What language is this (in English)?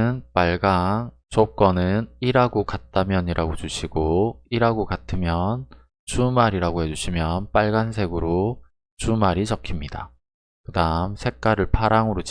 Korean